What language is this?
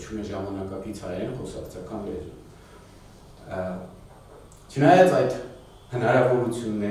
Romanian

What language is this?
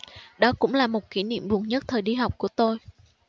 Vietnamese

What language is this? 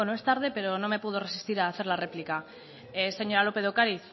Spanish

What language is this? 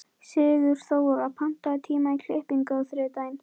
Icelandic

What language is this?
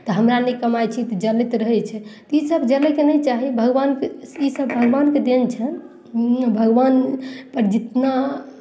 Maithili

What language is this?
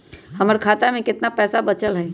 Magahi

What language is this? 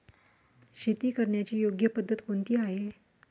Marathi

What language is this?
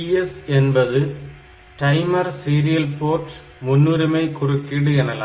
Tamil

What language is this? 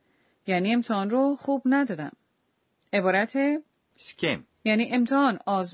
Persian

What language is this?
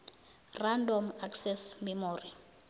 South Ndebele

